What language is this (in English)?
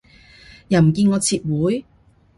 Cantonese